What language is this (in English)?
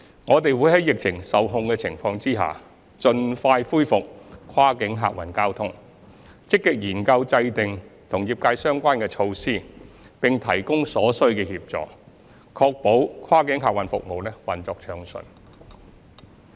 Cantonese